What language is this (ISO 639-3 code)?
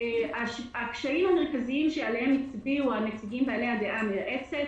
heb